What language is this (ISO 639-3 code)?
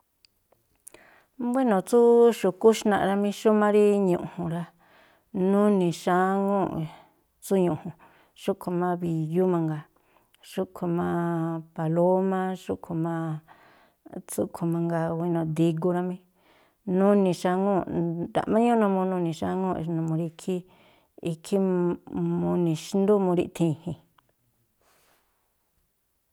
tpl